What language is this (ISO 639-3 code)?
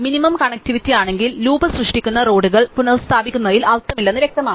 mal